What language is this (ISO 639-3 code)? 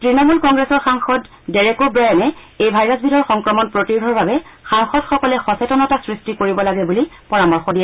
asm